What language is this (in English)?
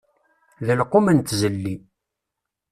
Kabyle